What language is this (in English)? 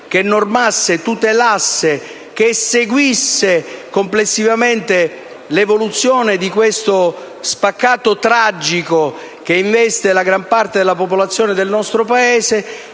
Italian